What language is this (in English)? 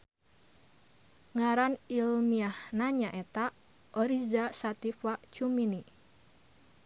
Sundanese